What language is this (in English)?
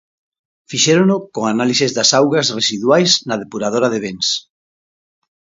Galician